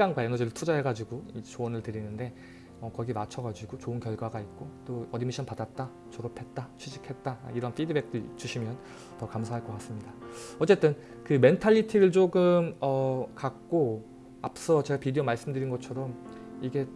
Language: Korean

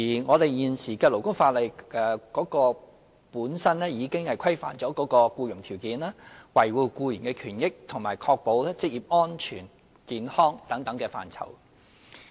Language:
Cantonese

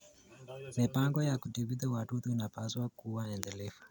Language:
Kalenjin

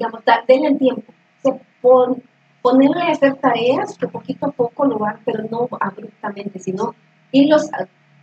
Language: Spanish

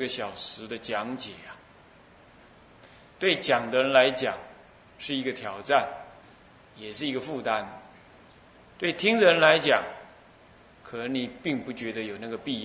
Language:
Chinese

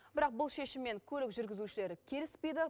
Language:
Kazakh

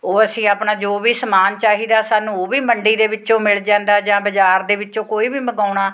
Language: Punjabi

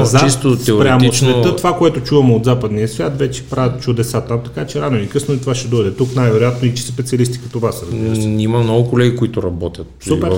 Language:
Bulgarian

